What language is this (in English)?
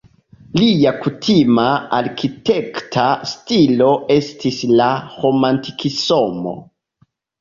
Esperanto